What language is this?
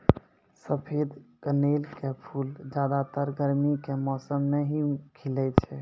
Maithili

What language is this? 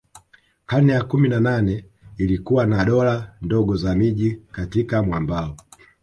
Swahili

